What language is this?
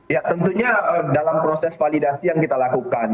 Indonesian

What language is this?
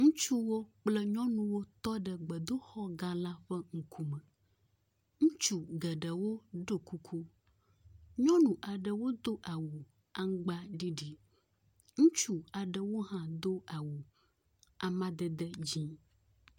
Ewe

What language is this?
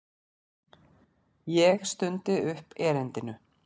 Icelandic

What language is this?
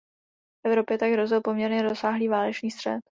Czech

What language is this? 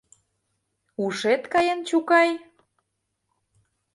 Mari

